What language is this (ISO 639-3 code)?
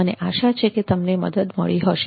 guj